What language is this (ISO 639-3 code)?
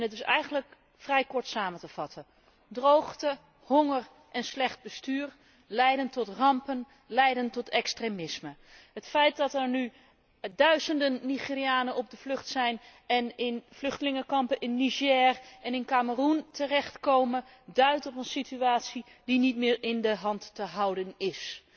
nld